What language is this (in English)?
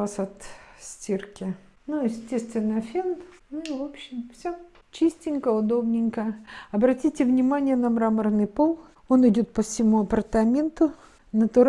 Russian